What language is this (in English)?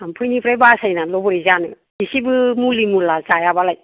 Bodo